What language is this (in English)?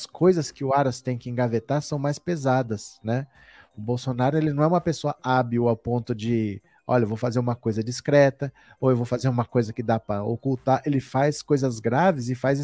Portuguese